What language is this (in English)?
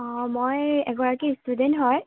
Assamese